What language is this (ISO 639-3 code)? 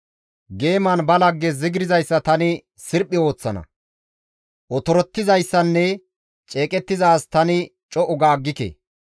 gmv